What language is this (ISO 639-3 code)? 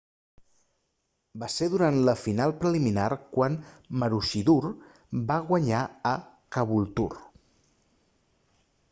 cat